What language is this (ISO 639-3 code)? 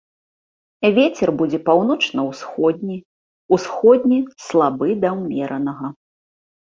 bel